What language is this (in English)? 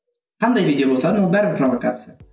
Kazakh